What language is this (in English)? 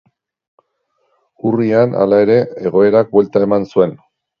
Basque